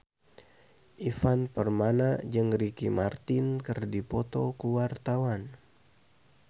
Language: Sundanese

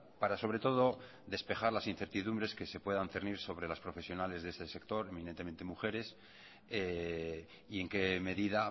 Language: Spanish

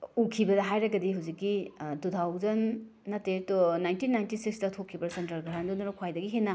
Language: Manipuri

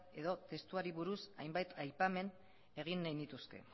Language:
Basque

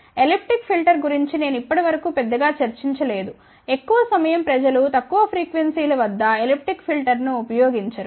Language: Telugu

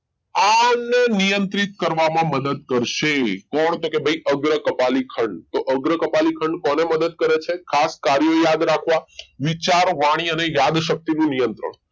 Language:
Gujarati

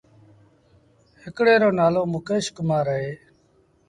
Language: Sindhi Bhil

